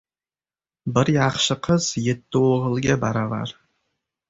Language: Uzbek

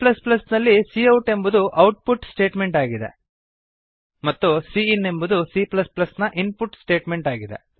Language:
Kannada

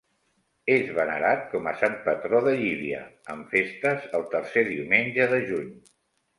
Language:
Catalan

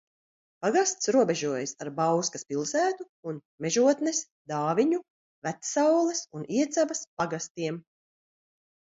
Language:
Latvian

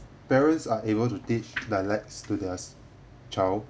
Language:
English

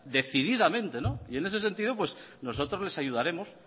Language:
Spanish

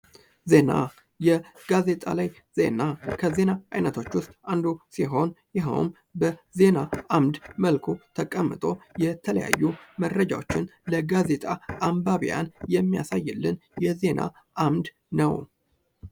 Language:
Amharic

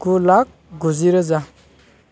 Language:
Bodo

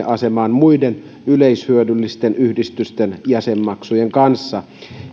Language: Finnish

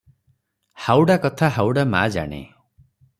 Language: Odia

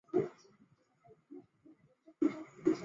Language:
Chinese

